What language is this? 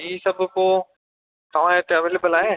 Sindhi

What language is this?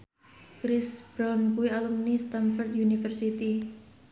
Javanese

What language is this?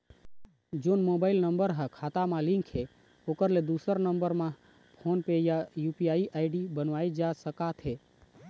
Chhattisgarhi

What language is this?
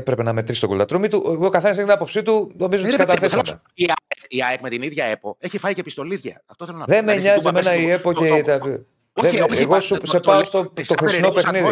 Greek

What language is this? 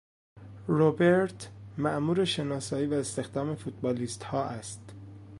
Persian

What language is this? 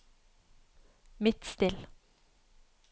Norwegian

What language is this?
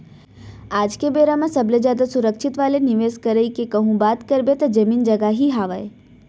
Chhattisgarhi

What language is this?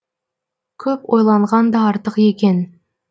Kazakh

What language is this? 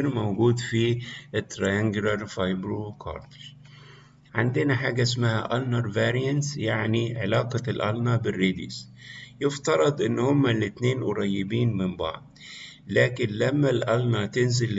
Arabic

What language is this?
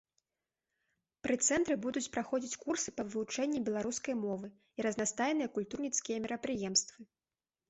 Belarusian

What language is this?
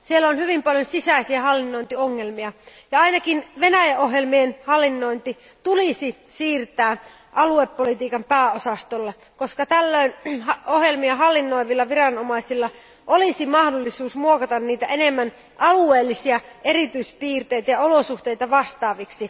Finnish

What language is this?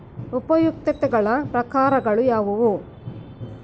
Kannada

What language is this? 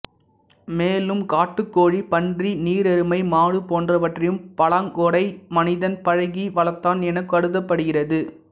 Tamil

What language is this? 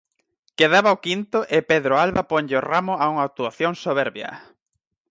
Galician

